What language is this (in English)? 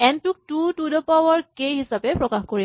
Assamese